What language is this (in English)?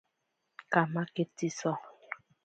Ashéninka Perené